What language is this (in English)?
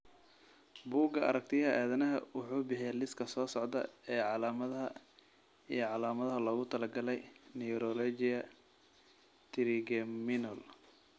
Somali